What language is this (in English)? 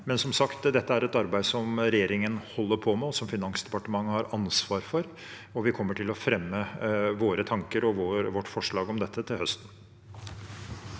Norwegian